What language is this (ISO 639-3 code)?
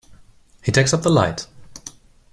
eng